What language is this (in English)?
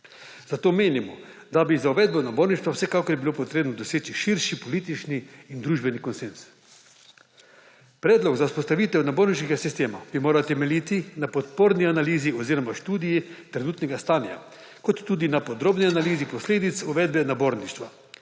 Slovenian